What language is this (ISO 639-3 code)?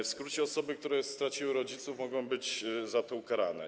pol